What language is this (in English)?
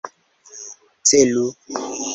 Esperanto